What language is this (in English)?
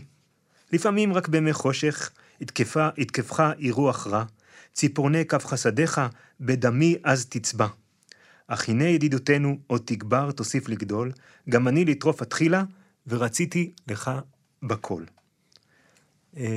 Hebrew